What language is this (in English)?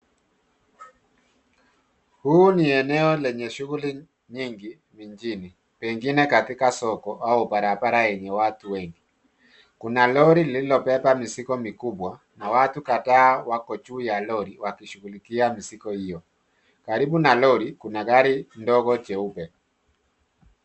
Swahili